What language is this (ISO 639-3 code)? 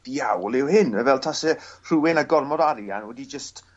cym